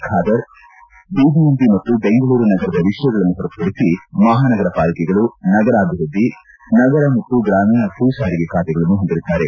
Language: Kannada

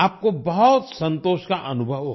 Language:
Hindi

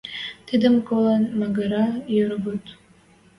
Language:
Western Mari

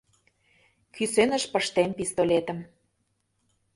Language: Mari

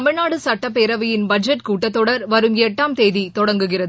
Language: Tamil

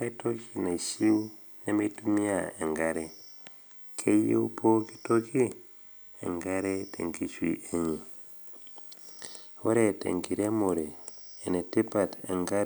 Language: Masai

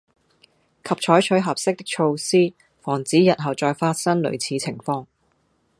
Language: Cantonese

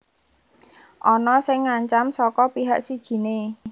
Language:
Javanese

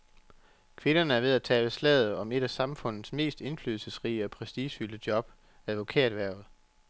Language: Danish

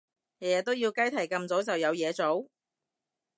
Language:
Cantonese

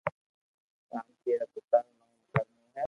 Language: Loarki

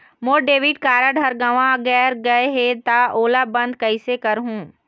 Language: Chhattisgarhi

